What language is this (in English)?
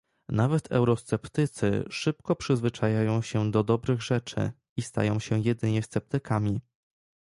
Polish